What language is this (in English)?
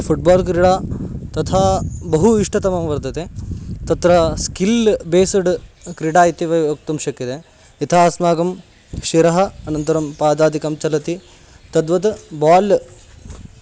Sanskrit